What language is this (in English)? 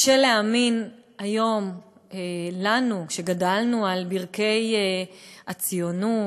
Hebrew